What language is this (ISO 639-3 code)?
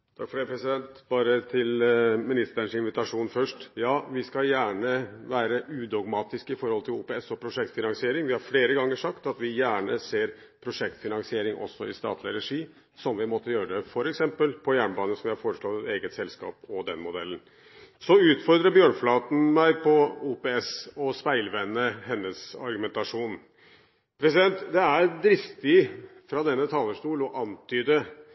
nob